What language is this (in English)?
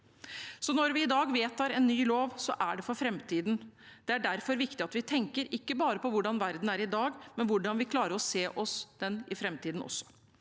Norwegian